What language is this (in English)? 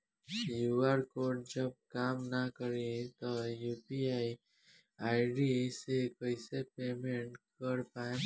Bhojpuri